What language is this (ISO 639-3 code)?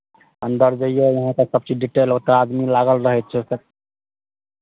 mai